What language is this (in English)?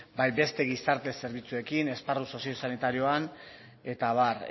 Basque